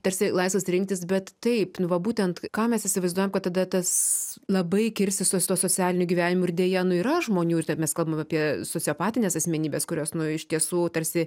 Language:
Lithuanian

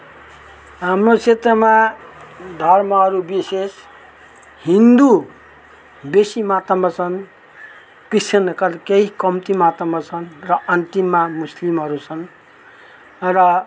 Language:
Nepali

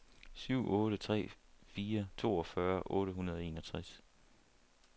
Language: Danish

